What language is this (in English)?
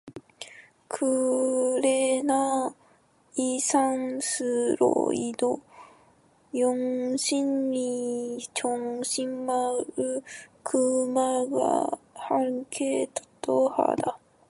Korean